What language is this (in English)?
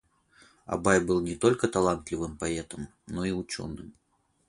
Russian